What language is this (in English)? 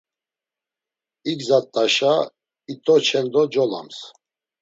Laz